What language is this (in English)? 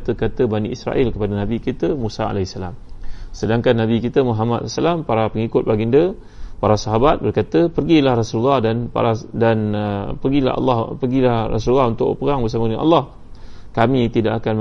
Malay